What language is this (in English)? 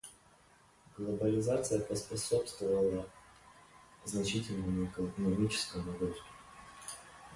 Russian